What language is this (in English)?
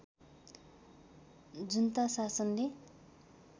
Nepali